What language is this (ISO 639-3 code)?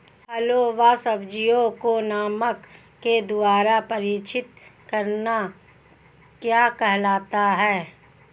hin